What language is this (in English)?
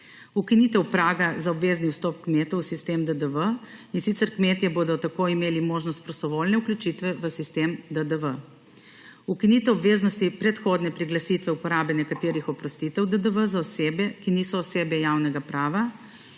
Slovenian